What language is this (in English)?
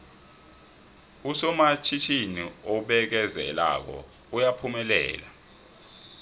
South Ndebele